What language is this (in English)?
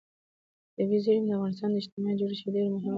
Pashto